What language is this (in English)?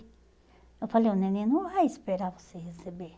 Portuguese